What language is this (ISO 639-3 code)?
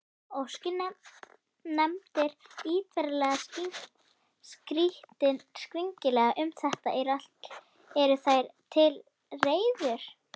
isl